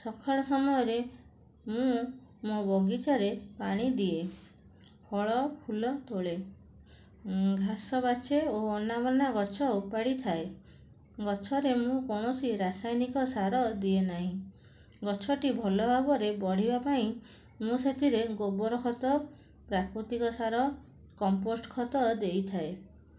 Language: Odia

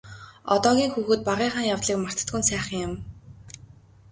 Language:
Mongolian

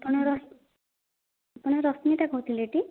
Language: Odia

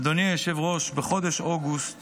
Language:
Hebrew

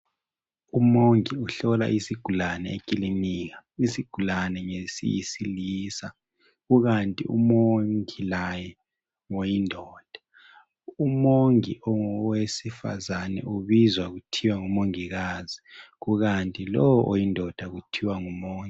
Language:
North Ndebele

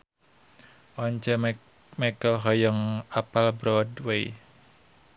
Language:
Sundanese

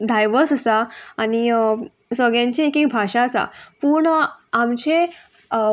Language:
Konkani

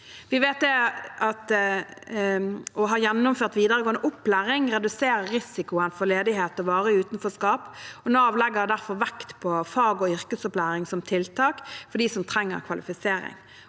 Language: Norwegian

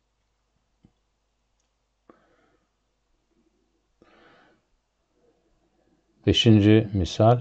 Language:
Turkish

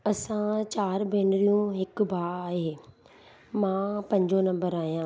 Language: Sindhi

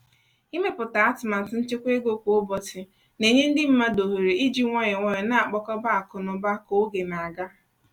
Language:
Igbo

